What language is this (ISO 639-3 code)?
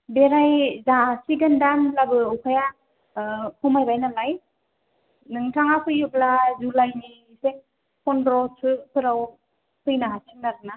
brx